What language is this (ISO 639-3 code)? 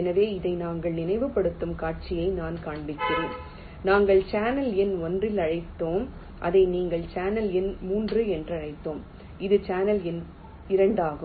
tam